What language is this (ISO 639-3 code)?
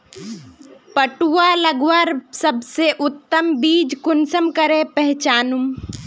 mag